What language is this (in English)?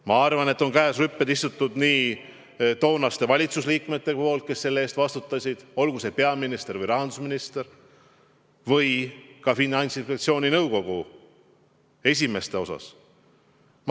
Estonian